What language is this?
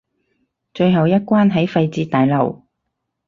Cantonese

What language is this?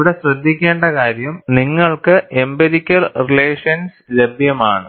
Malayalam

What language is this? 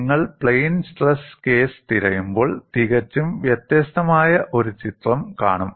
Malayalam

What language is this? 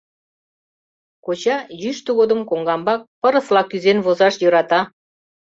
Mari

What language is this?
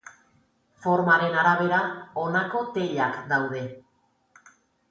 Basque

